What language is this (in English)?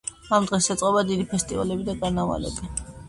Georgian